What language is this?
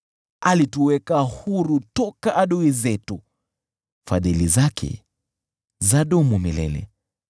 Swahili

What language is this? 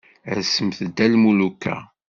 Kabyle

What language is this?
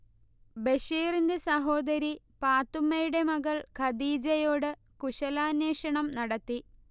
Malayalam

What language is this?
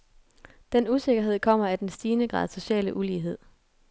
Danish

